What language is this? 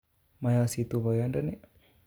Kalenjin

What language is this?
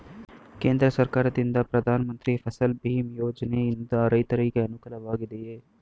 Kannada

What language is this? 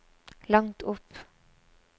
Norwegian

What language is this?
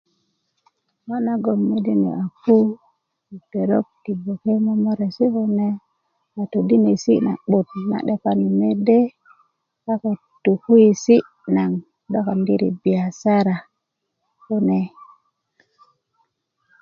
Kuku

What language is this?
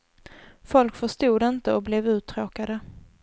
Swedish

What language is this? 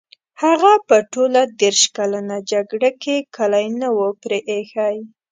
Pashto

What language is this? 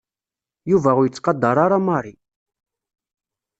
Kabyle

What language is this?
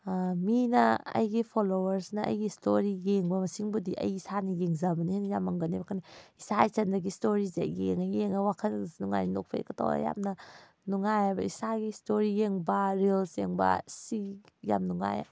Manipuri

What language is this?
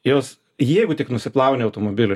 Lithuanian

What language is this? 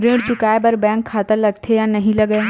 Chhattisgarhi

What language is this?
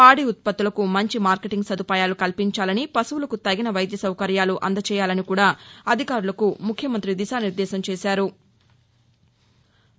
Telugu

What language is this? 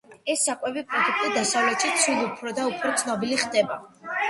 Georgian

